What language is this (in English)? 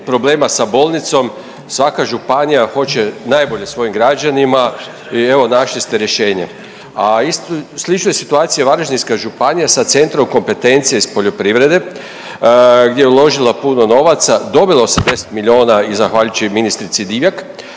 Croatian